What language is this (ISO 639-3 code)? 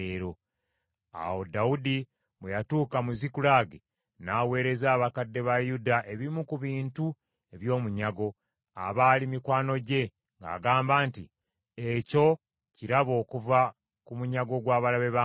lug